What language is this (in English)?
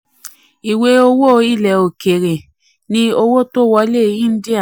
Yoruba